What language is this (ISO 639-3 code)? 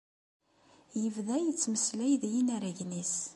kab